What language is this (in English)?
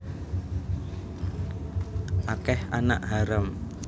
Javanese